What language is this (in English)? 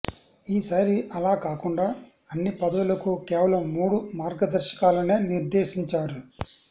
Telugu